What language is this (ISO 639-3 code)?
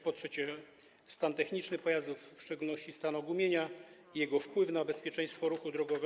pol